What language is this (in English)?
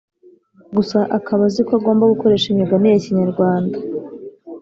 Kinyarwanda